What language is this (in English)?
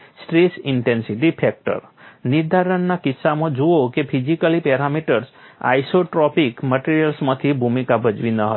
Gujarati